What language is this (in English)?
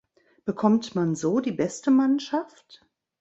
German